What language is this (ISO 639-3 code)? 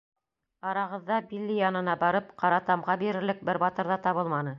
bak